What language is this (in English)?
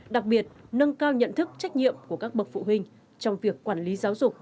Vietnamese